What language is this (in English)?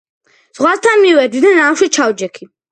Georgian